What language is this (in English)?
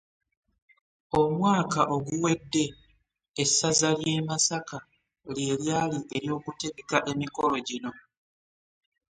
Ganda